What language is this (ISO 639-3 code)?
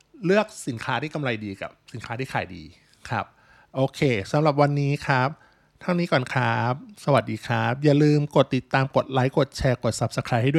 tha